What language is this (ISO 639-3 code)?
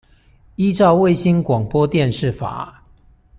zho